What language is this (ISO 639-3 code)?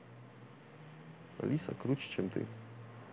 rus